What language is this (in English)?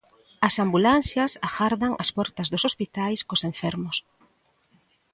Galician